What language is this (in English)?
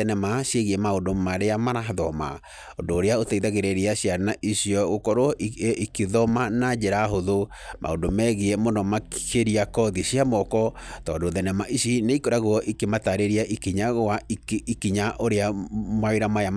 Kikuyu